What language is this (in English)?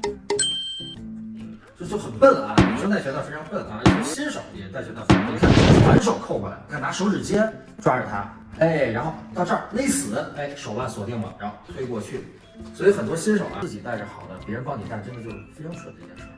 Chinese